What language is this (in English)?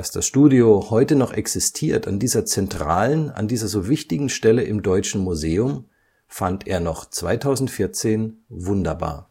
German